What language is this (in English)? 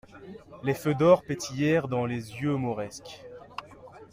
French